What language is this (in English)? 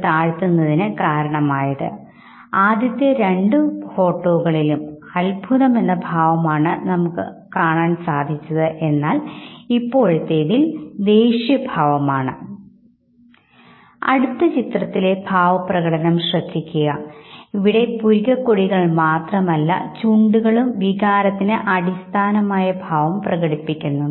Malayalam